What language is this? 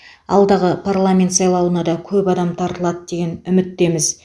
Kazakh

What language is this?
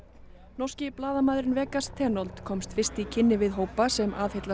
Icelandic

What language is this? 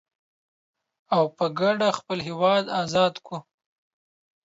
Pashto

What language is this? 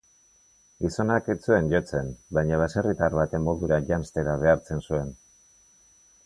Basque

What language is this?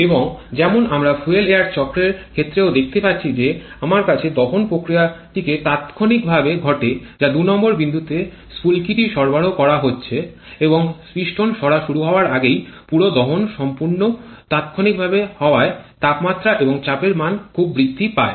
Bangla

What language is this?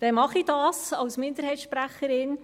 Swiss German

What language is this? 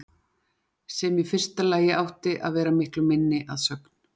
Icelandic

